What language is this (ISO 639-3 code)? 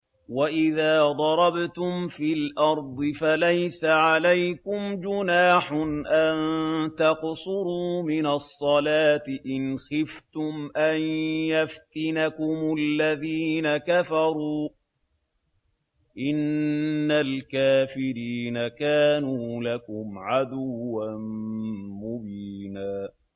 ara